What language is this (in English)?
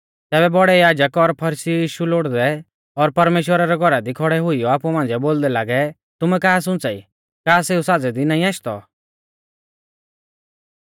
Mahasu Pahari